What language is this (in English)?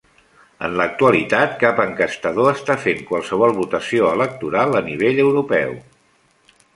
Catalan